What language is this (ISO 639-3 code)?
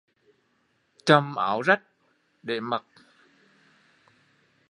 vie